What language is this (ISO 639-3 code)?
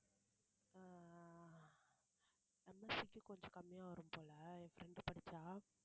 tam